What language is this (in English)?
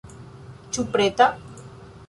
Esperanto